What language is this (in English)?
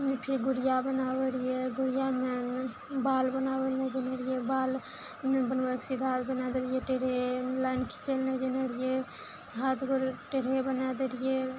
Maithili